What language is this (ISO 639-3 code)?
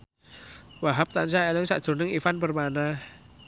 jav